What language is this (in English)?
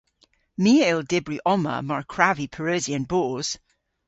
Cornish